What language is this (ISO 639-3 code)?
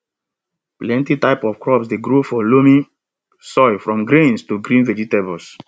pcm